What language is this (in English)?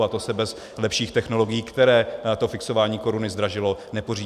Czech